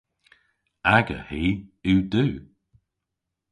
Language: Cornish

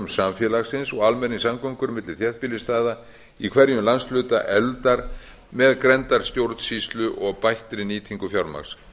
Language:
Icelandic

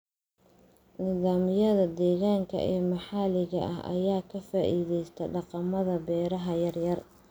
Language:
Somali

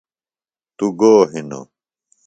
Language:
Phalura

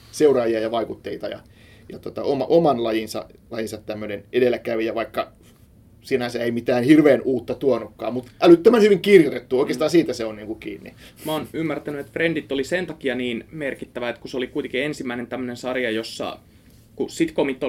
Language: Finnish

